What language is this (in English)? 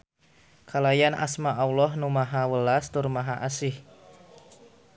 Sundanese